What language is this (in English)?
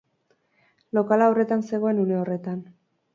Basque